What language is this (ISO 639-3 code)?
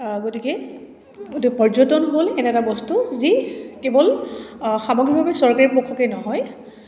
asm